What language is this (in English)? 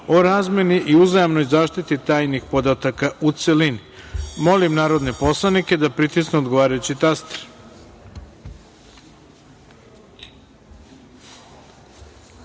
Serbian